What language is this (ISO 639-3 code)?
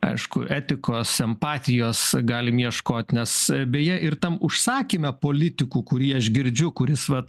lit